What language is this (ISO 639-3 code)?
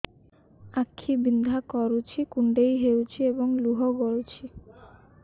ori